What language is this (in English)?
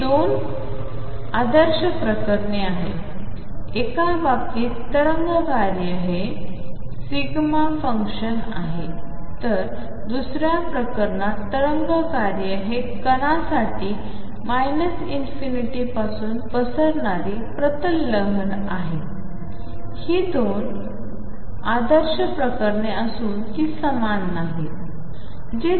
Marathi